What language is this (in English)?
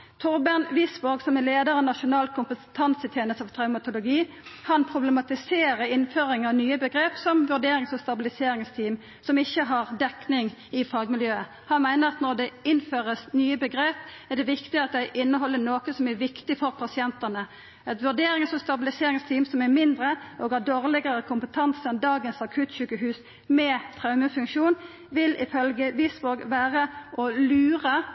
Norwegian Nynorsk